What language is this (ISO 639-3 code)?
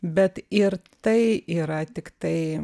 lit